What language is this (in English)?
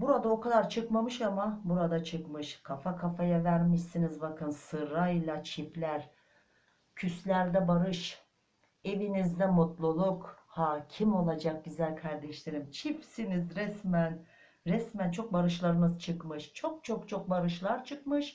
Turkish